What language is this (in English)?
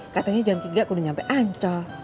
Indonesian